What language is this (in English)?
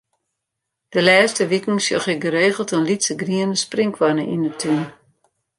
Western Frisian